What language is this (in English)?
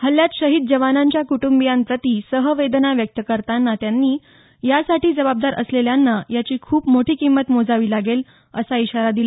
Marathi